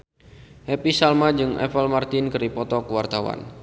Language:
Sundanese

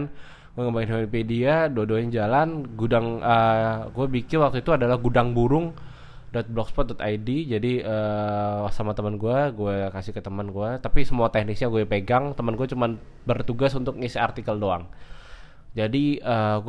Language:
Indonesian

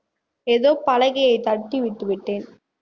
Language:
Tamil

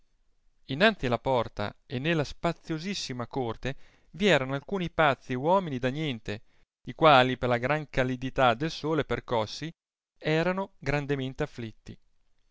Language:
Italian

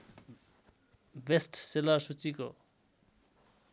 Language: Nepali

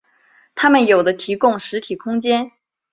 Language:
Chinese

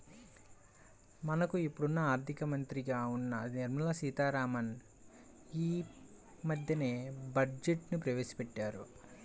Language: Telugu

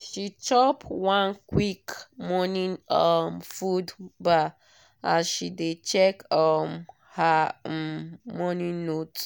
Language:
Nigerian Pidgin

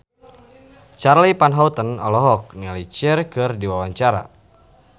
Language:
Sundanese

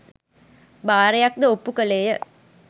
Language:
Sinhala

